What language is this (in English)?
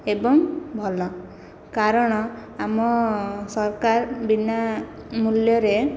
Odia